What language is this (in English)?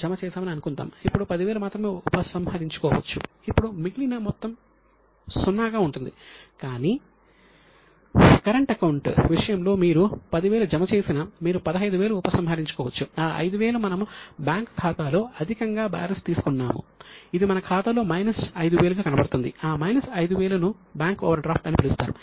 Telugu